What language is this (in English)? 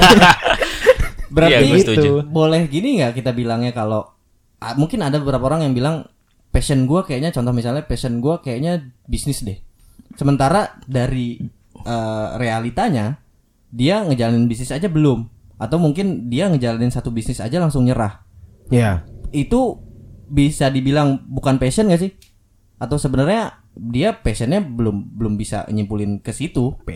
Indonesian